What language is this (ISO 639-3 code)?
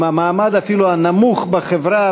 heb